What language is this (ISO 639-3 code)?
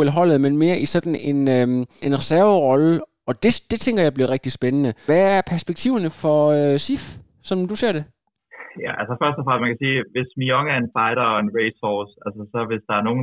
dan